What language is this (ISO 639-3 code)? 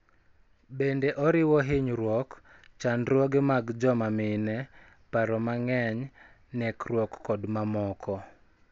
luo